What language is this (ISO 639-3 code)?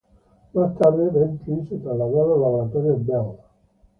spa